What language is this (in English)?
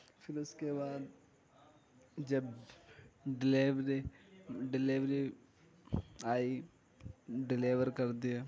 Urdu